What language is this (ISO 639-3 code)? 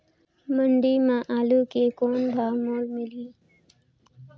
hne